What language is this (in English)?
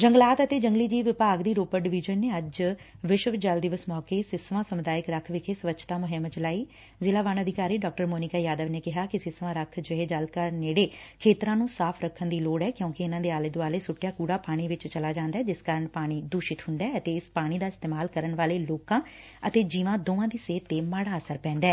Punjabi